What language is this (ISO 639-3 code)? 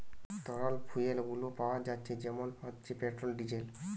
ben